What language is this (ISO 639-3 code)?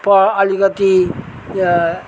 nep